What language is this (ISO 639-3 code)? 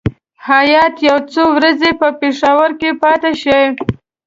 pus